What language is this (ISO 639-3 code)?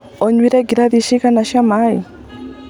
kik